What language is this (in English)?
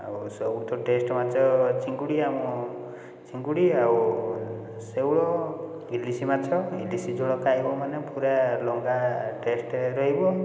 Odia